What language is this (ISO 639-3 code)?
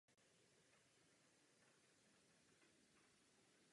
ces